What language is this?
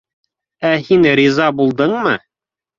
Bashkir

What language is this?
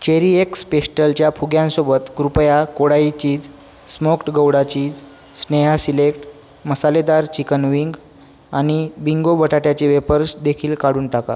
Marathi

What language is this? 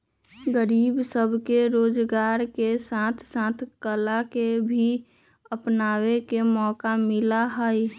Magahi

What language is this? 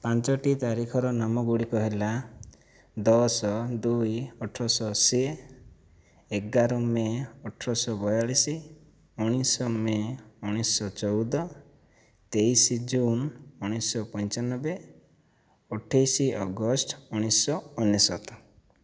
Odia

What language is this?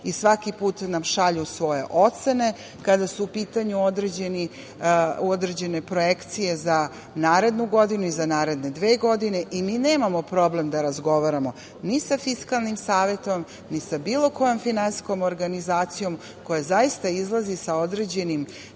Serbian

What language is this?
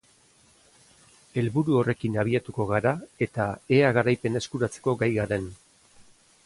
Basque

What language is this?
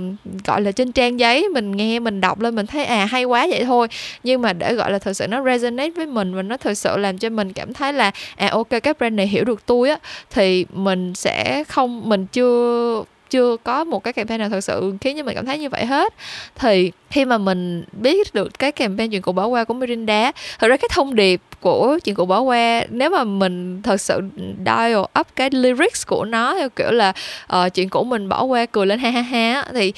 Vietnamese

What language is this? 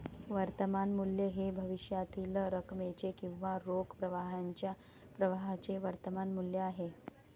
Marathi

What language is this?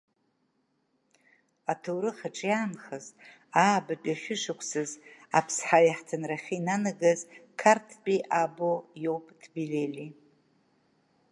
Abkhazian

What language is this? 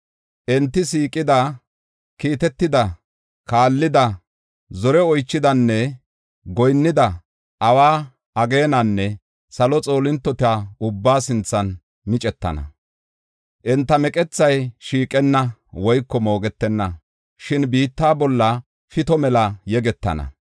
Gofa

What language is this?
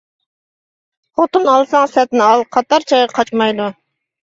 Uyghur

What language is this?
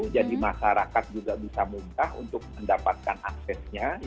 Indonesian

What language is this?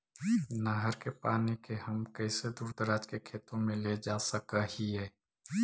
Magahi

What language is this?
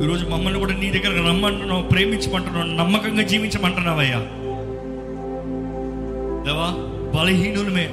Telugu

